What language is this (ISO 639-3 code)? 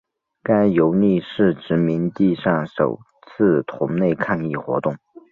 zho